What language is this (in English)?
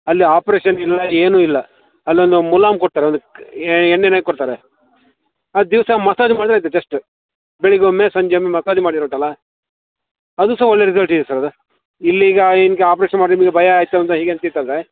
Kannada